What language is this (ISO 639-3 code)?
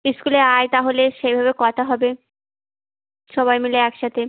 ben